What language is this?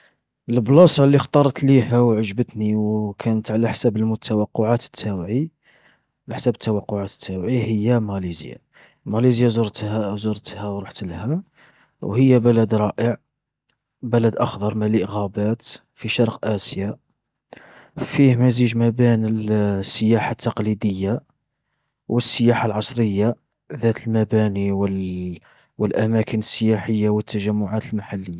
Algerian Arabic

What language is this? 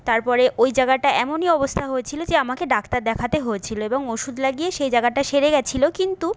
Bangla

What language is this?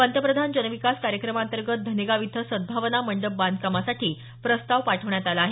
Marathi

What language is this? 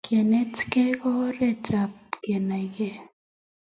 Kalenjin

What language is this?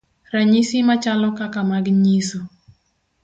Luo (Kenya and Tanzania)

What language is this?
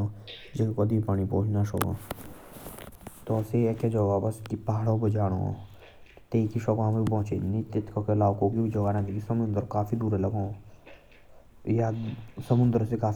Jaunsari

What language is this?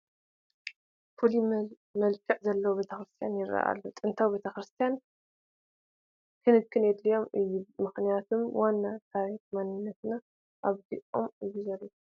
Tigrinya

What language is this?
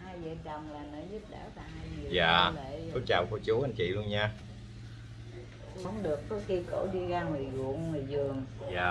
Vietnamese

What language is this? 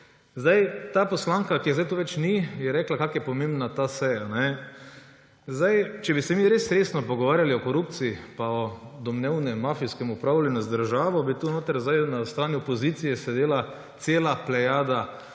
Slovenian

